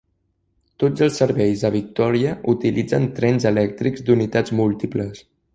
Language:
Catalan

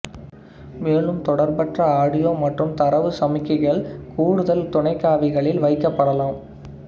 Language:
Tamil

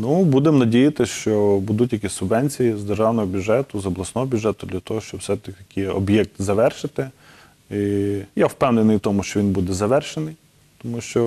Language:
Ukrainian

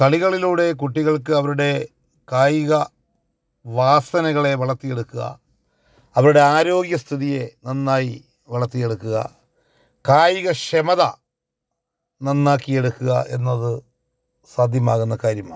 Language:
Malayalam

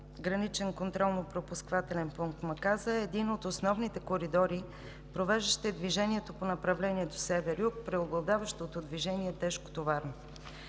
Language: Bulgarian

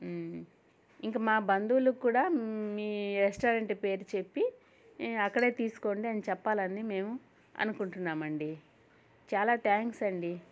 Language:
Telugu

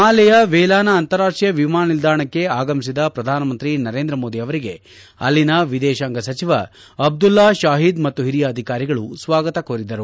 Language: Kannada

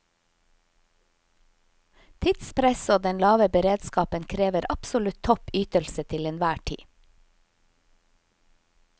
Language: Norwegian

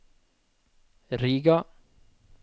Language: Norwegian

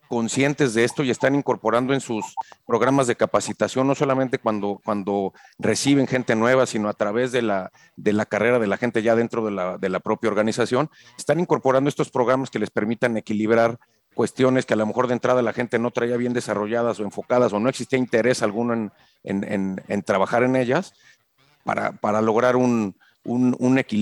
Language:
Spanish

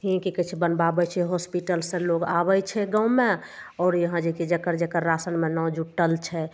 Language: Maithili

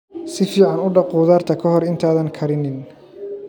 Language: Somali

